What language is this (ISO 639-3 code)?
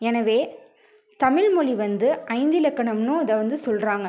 tam